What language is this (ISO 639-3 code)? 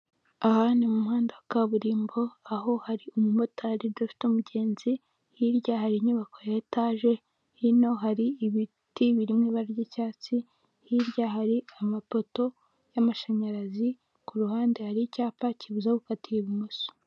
kin